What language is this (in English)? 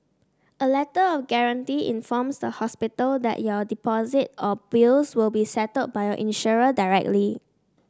English